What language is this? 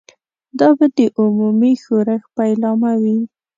Pashto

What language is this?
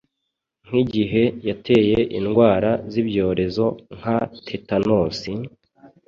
Kinyarwanda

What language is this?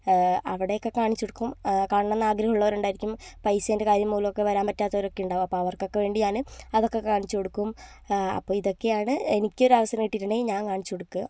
Malayalam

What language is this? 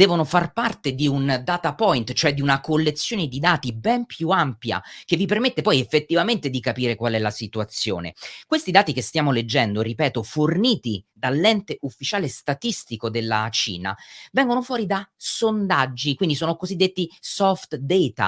Italian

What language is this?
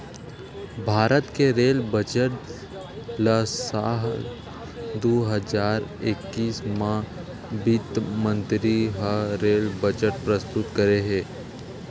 Chhattisgarhi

